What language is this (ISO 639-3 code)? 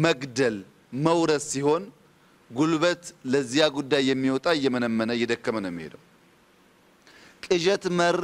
ara